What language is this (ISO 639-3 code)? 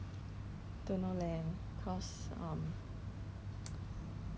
eng